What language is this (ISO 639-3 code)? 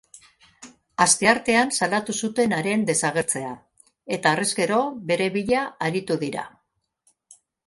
eus